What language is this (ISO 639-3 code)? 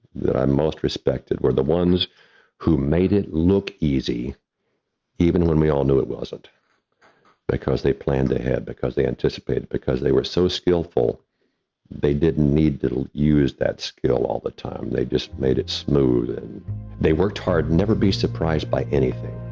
eng